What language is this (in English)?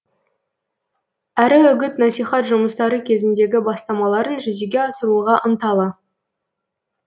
Kazakh